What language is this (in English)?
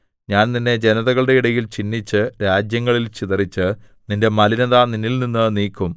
Malayalam